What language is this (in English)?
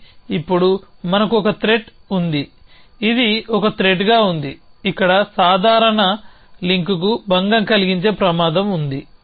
Telugu